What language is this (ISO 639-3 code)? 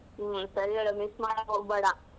kan